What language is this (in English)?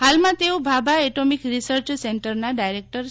Gujarati